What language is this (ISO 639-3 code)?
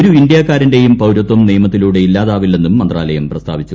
mal